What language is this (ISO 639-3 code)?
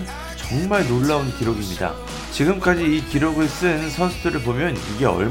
kor